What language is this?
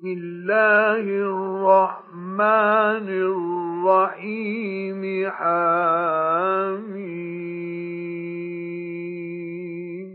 Arabic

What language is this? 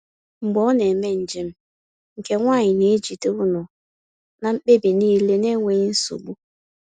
Igbo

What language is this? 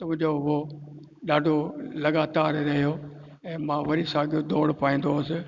Sindhi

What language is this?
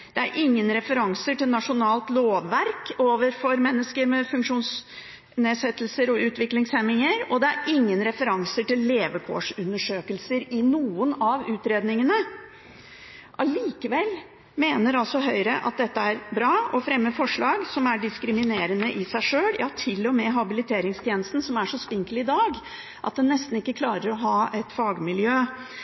Norwegian Bokmål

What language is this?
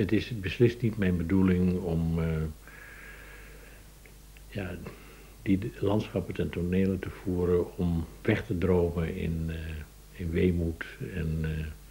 Dutch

